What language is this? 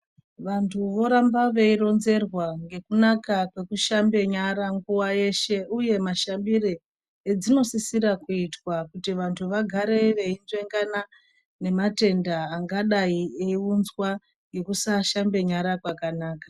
Ndau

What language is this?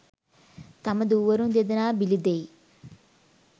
Sinhala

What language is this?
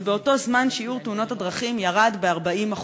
Hebrew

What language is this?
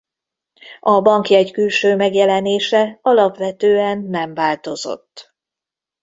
Hungarian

